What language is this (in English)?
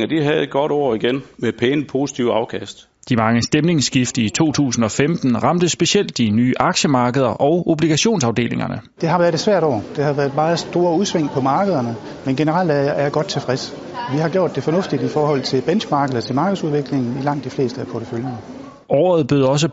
Danish